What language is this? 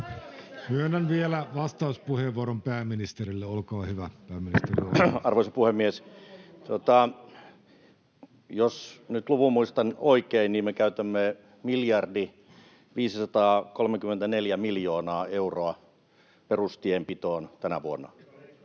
Finnish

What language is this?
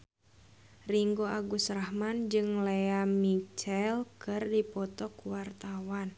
Sundanese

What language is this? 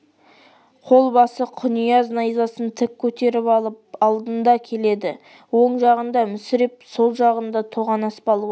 Kazakh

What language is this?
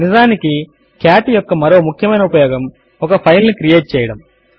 Telugu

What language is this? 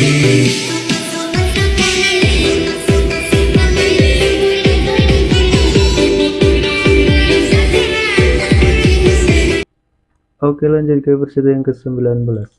Indonesian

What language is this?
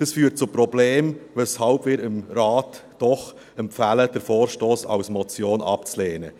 Swiss German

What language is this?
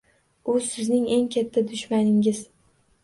Uzbek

